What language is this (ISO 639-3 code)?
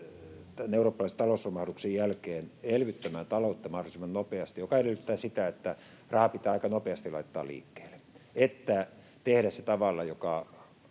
fin